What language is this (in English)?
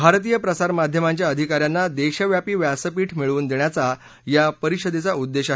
Marathi